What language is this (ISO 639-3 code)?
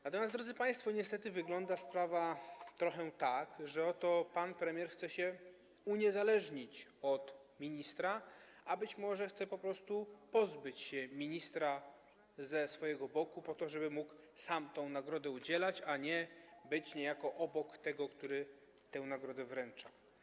pol